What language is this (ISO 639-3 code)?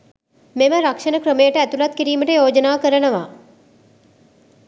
sin